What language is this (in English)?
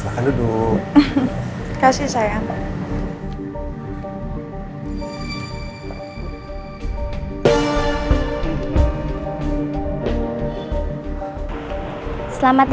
Indonesian